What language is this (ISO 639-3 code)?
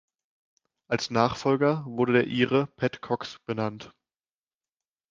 deu